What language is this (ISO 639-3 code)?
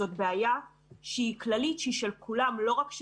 heb